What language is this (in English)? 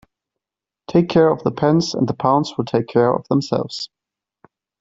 English